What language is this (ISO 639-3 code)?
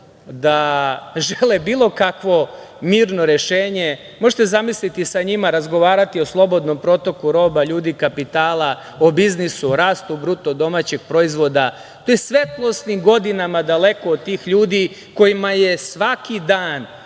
srp